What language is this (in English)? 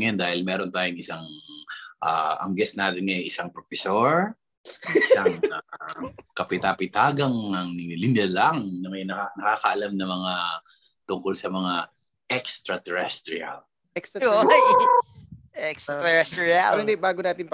Filipino